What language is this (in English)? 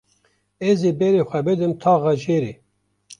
Kurdish